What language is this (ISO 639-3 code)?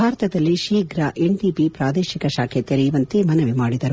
kan